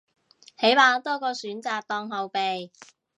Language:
Cantonese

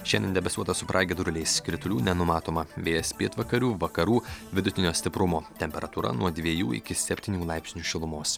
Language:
Lithuanian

